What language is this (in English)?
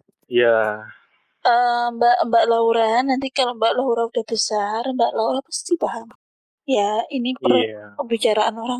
Indonesian